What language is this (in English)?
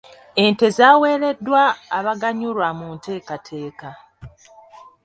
Ganda